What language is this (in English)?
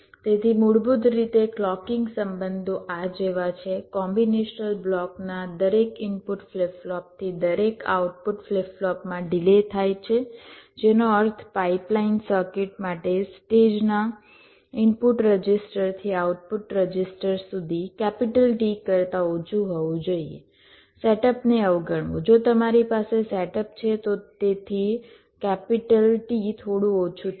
Gujarati